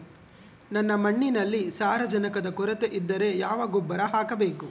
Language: Kannada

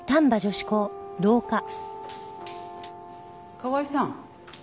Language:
Japanese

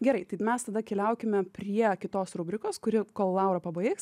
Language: Lithuanian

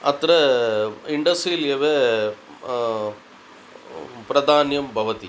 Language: Sanskrit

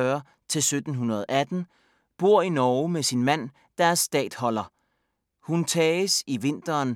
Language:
Danish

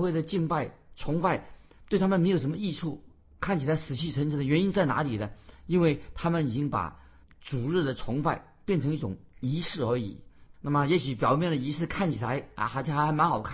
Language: Chinese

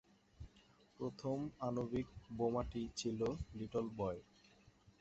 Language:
Bangla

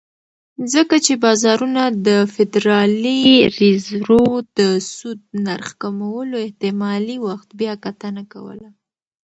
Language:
Pashto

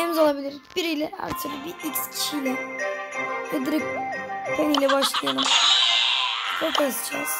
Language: Turkish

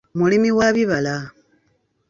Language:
Ganda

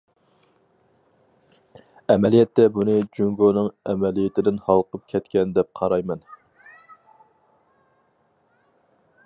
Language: Uyghur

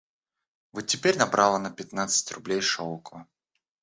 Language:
Russian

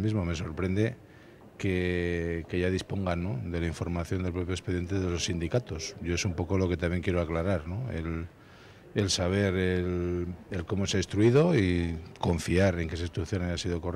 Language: Spanish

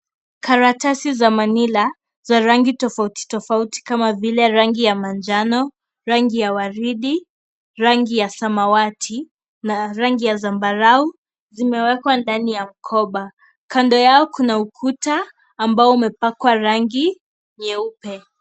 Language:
Swahili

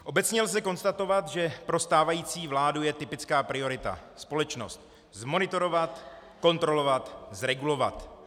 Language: Czech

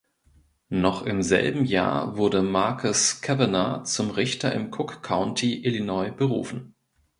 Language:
German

